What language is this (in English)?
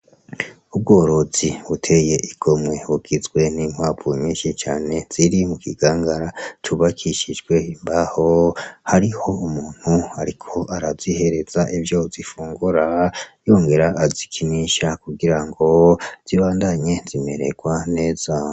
Rundi